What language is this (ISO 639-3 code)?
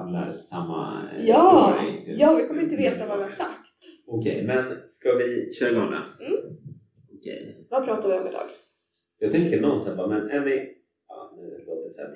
swe